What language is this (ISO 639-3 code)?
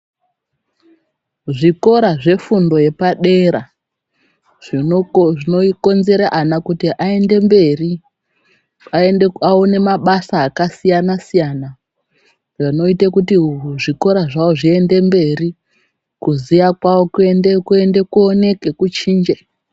ndc